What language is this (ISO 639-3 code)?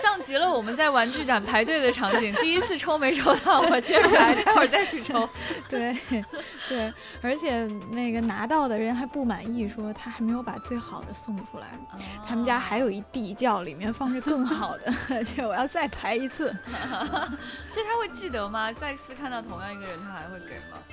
zho